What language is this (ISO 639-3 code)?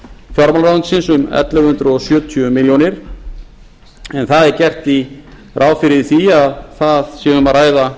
isl